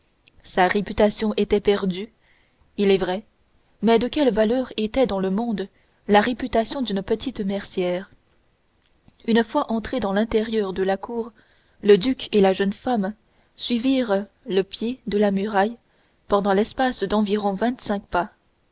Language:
French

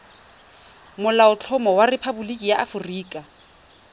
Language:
Tswana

